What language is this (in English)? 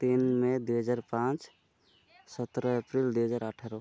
Odia